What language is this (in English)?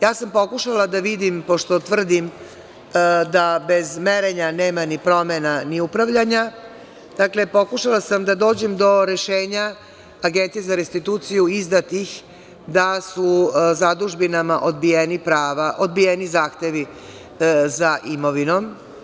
Serbian